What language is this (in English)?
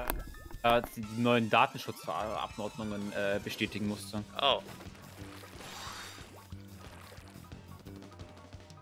German